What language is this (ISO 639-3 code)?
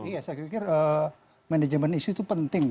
ind